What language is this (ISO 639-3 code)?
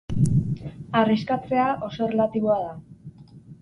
eus